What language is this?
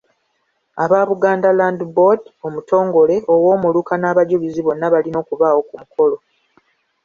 Ganda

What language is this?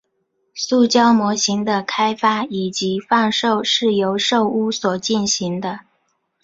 Chinese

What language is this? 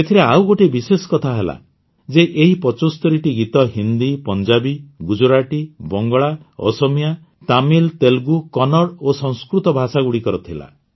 Odia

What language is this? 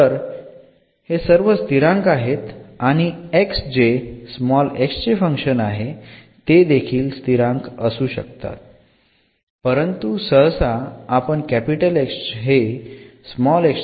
Marathi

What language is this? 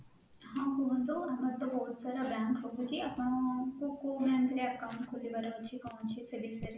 Odia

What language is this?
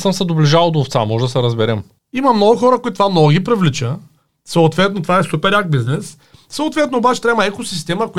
Bulgarian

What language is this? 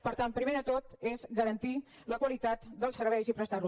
Catalan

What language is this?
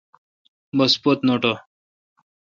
Kalkoti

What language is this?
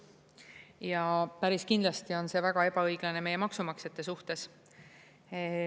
Estonian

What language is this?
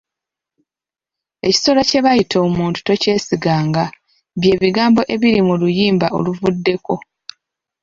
Ganda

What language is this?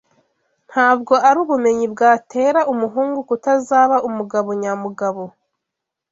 Kinyarwanda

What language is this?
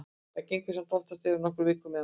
Icelandic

